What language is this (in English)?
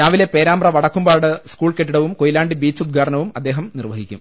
Malayalam